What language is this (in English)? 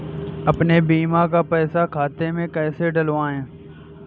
Hindi